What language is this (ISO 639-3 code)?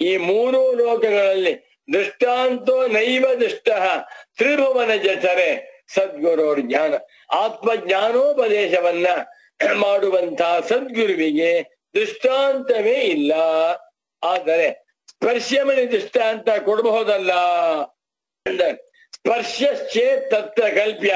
tur